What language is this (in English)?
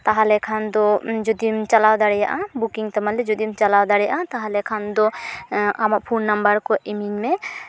Santali